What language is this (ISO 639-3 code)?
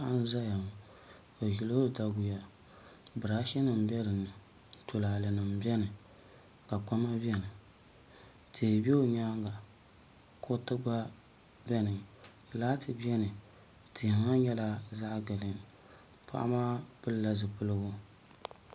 dag